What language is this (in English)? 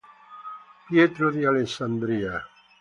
Italian